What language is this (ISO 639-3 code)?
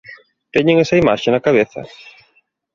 glg